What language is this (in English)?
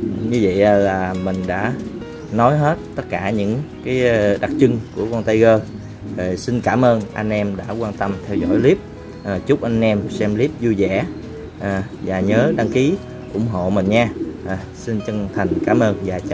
Vietnamese